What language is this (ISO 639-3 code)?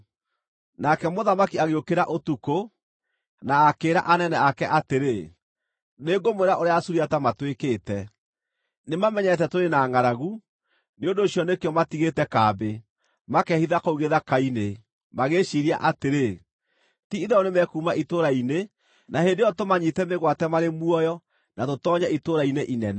kik